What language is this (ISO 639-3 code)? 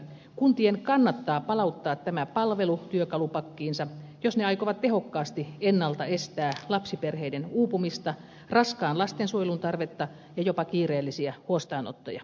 fin